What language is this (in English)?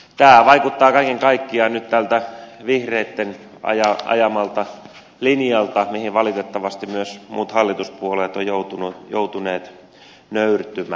Finnish